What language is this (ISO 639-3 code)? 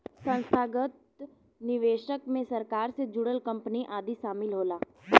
bho